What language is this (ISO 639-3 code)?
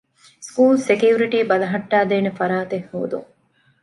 div